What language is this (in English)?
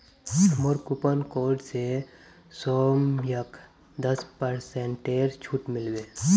Magahi